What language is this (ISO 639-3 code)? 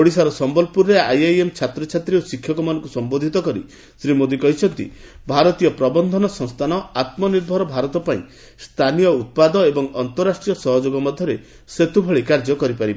ori